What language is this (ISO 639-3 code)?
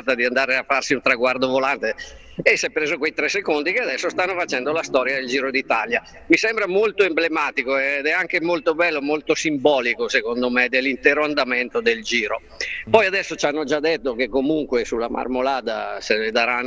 ita